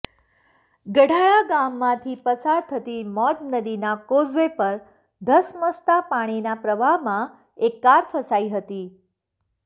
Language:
Gujarati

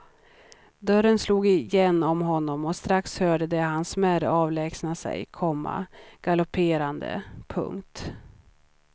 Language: Swedish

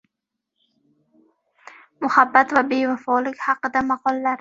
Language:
Uzbek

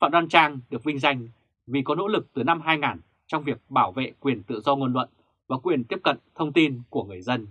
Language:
Vietnamese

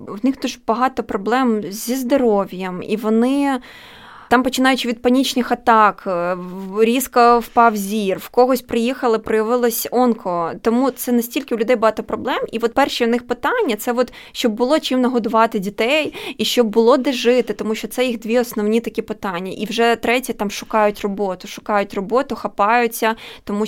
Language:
Ukrainian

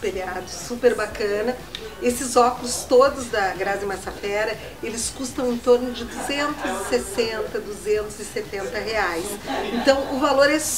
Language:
Portuguese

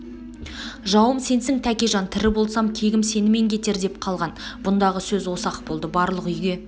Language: Kazakh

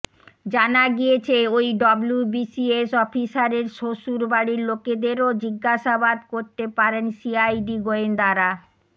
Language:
Bangla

